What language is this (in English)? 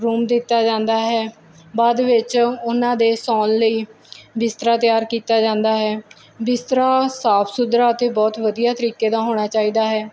Punjabi